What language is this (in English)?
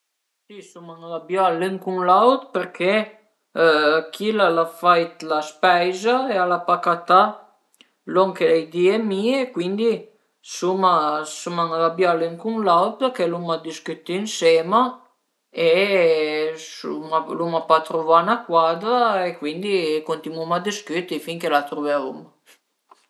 Piedmontese